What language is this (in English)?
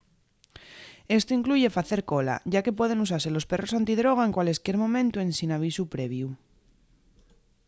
Asturian